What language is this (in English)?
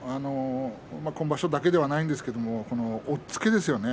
Japanese